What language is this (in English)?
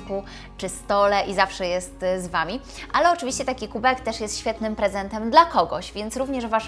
Polish